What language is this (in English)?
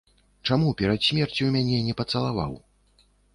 Belarusian